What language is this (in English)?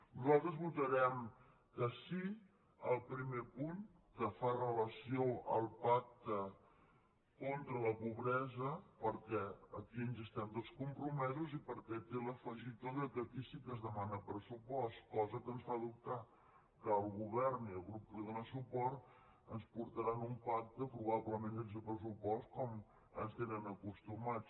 Catalan